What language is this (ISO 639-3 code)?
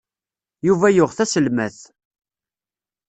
kab